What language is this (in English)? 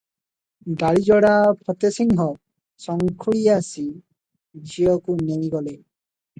Odia